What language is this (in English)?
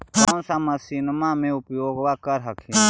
Magahi